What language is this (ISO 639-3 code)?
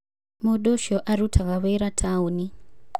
kik